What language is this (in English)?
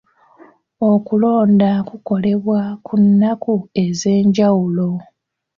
Ganda